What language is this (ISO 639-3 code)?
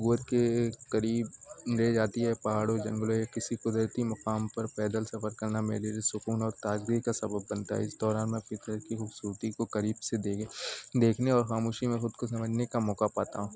urd